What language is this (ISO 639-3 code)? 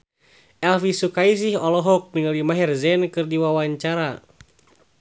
sun